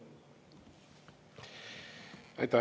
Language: Estonian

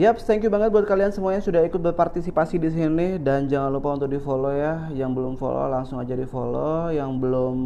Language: Indonesian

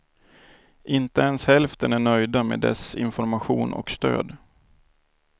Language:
Swedish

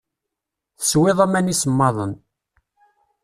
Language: Kabyle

